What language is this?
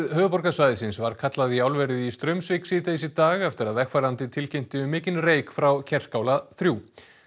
Icelandic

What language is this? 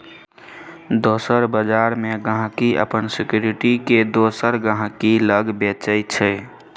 Maithili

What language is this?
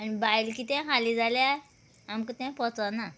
Konkani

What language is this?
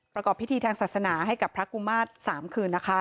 Thai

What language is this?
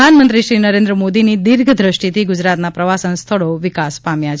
Gujarati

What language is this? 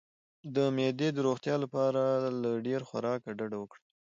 Pashto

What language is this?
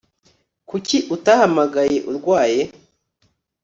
Kinyarwanda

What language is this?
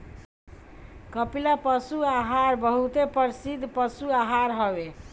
Bhojpuri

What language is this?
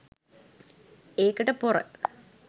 Sinhala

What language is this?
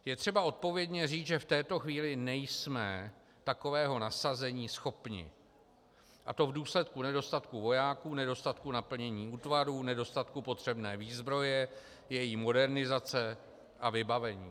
Czech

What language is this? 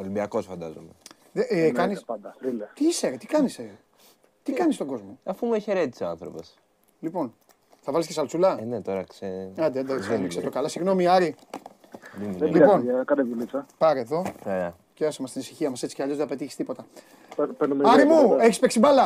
Greek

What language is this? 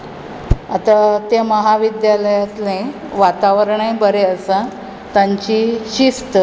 Konkani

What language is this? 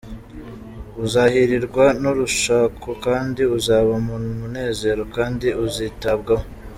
Kinyarwanda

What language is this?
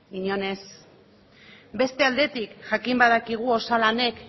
Basque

